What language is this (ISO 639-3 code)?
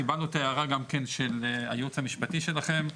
heb